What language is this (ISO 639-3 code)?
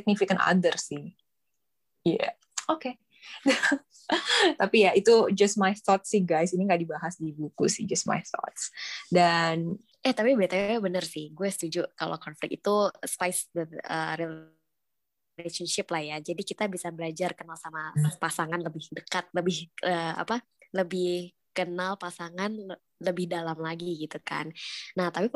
ind